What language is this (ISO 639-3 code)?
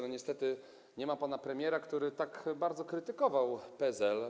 pol